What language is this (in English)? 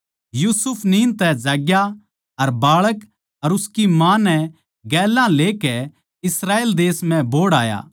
Haryanvi